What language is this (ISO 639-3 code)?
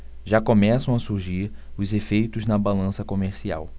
por